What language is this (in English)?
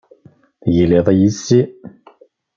Kabyle